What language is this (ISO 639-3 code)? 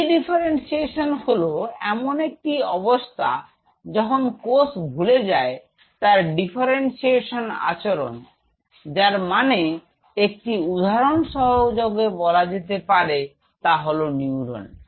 ben